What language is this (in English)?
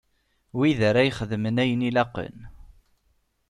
Kabyle